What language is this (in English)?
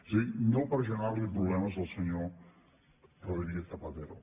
Catalan